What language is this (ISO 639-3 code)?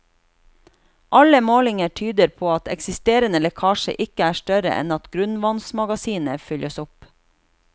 nor